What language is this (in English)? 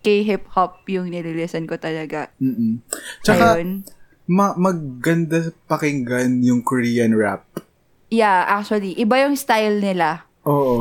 Filipino